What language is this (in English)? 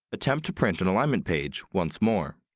English